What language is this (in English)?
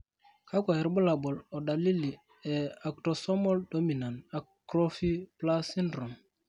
Masai